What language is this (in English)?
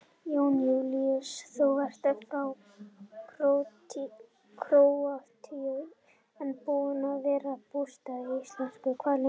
Icelandic